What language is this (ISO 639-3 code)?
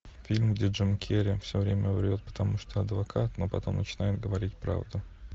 rus